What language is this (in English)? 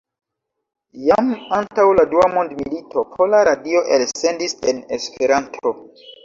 Esperanto